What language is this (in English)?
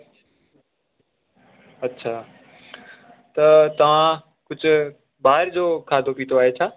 Sindhi